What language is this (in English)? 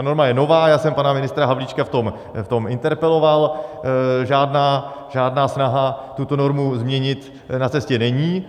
Czech